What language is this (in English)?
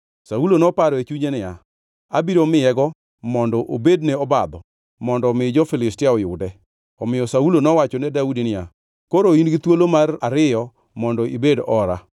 Luo (Kenya and Tanzania)